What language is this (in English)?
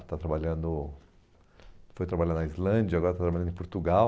Portuguese